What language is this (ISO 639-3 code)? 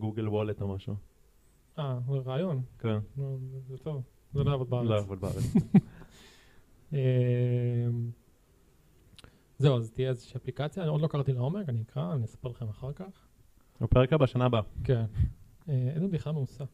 heb